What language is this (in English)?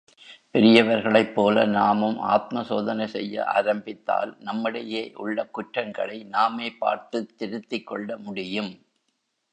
Tamil